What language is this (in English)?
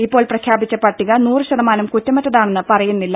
Malayalam